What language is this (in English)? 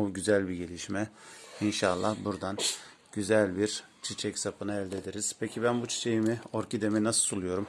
Turkish